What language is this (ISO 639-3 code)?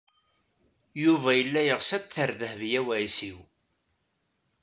kab